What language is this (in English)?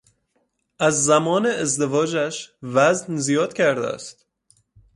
Persian